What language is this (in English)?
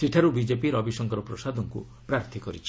Odia